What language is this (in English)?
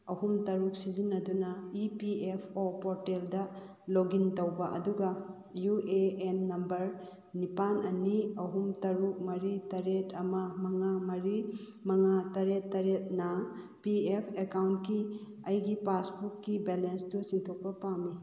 Manipuri